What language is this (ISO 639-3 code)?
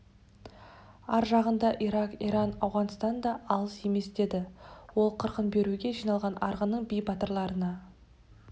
kaz